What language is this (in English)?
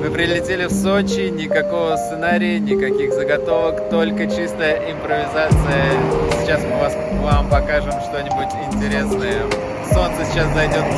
Russian